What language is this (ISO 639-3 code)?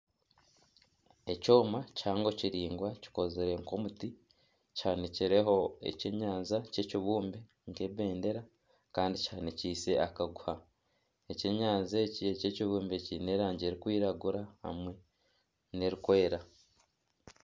nyn